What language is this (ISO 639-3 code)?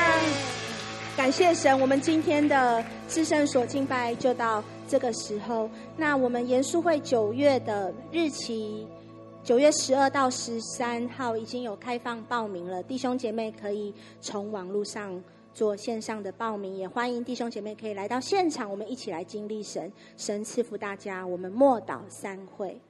zho